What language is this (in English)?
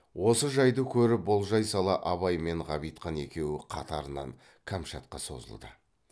Kazakh